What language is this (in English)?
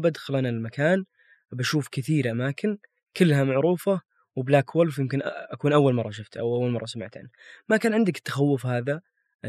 Arabic